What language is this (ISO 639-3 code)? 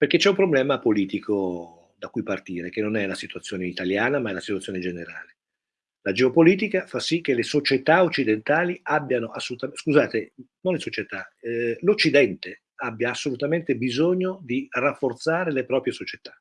ita